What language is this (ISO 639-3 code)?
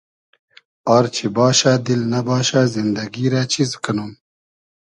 haz